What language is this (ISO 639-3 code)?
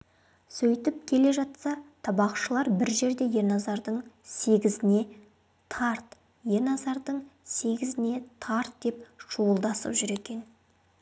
kaz